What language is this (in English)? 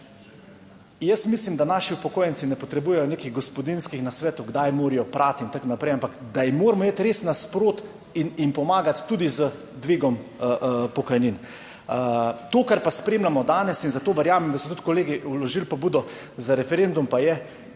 Slovenian